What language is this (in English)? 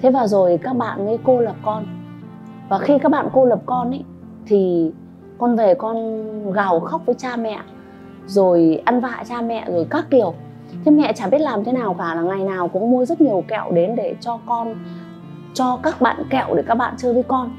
Vietnamese